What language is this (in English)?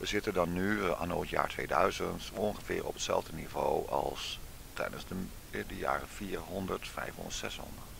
Dutch